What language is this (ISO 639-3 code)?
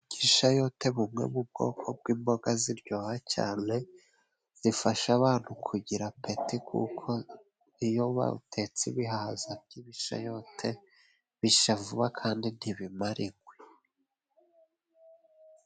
kin